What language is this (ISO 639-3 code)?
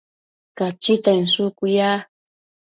mcf